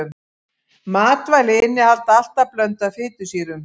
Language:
Icelandic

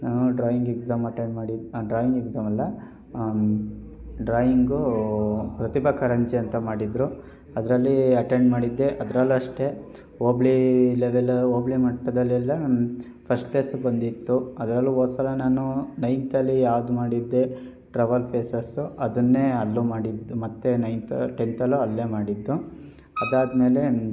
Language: Kannada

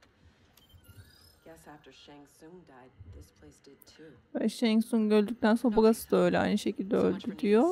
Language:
Turkish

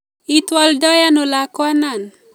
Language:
Kalenjin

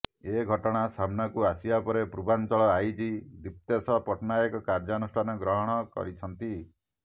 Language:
Odia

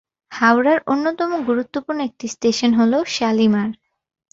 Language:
Bangla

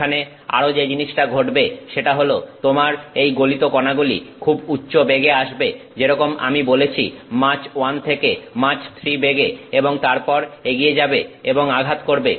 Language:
Bangla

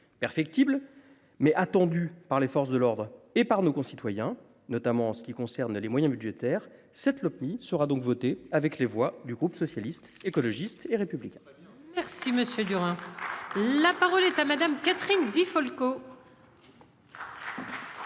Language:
French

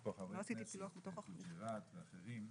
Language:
Hebrew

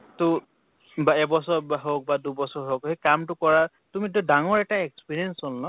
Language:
Assamese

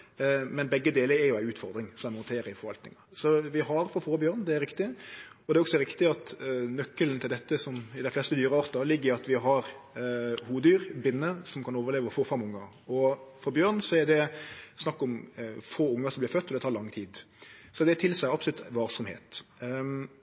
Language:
Norwegian Nynorsk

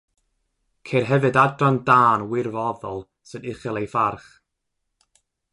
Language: Welsh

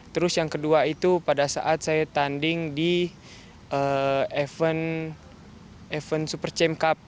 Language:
Indonesian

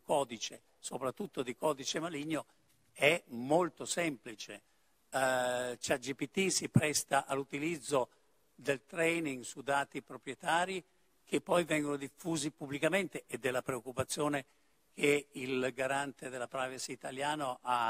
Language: Italian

